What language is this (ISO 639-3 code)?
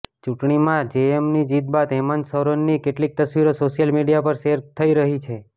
guj